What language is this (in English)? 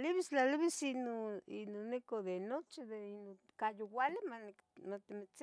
Tetelcingo Nahuatl